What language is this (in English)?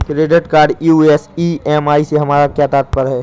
Hindi